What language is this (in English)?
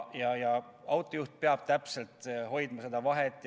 Estonian